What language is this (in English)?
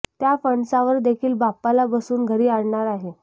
Marathi